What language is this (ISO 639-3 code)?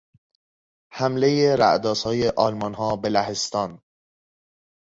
fas